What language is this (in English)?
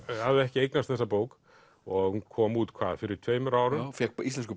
Icelandic